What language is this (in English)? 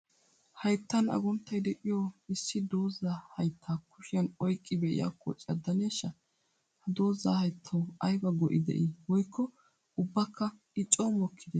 Wolaytta